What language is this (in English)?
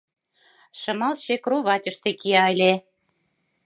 Mari